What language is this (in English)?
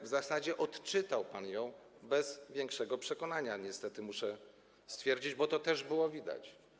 Polish